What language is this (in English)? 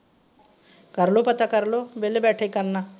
Punjabi